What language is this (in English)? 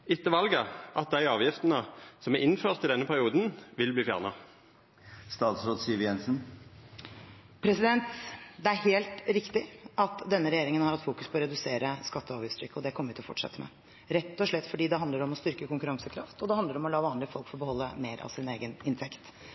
Norwegian